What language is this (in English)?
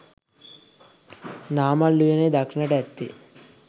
Sinhala